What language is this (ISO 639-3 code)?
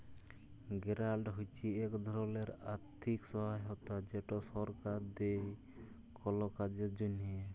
ben